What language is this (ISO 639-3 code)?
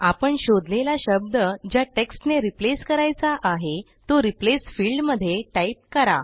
mar